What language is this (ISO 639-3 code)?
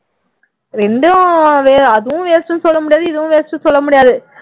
tam